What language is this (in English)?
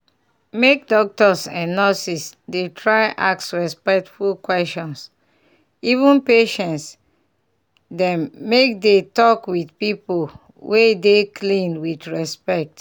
Nigerian Pidgin